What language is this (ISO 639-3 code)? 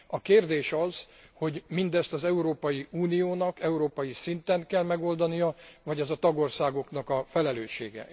hun